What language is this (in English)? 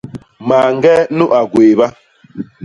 Basaa